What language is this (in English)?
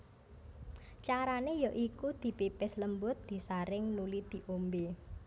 Javanese